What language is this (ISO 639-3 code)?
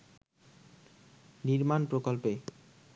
ben